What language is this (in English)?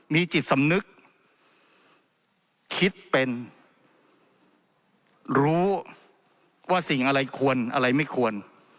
Thai